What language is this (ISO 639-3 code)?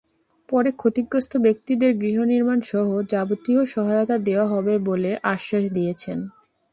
ben